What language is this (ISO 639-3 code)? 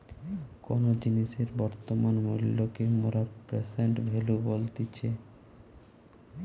ben